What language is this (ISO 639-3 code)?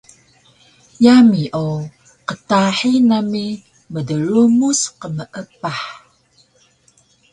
trv